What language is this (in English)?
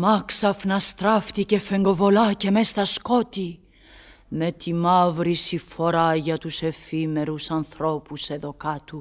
Greek